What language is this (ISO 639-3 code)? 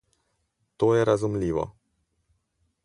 slv